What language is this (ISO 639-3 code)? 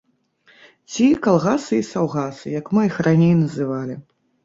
bel